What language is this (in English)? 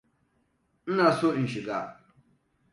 Hausa